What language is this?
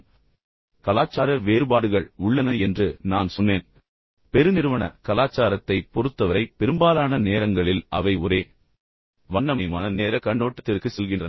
Tamil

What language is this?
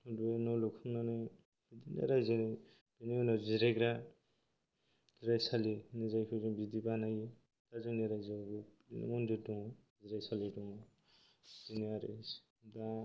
Bodo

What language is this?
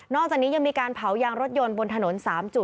Thai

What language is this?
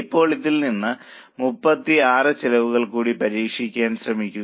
Malayalam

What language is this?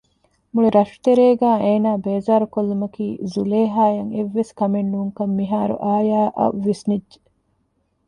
Divehi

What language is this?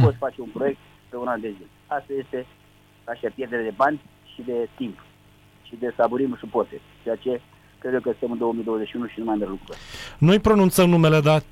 Romanian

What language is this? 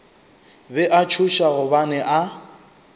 Northern Sotho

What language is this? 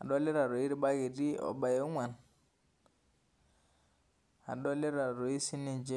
Masai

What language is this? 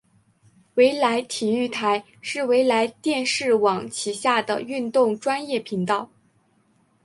Chinese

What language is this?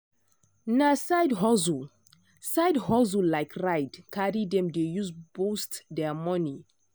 Nigerian Pidgin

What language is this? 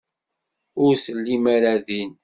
Kabyle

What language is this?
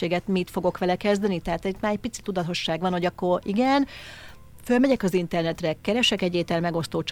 Hungarian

